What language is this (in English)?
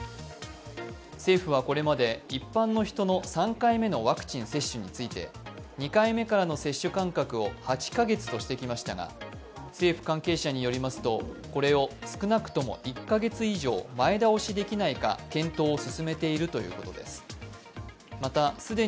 Japanese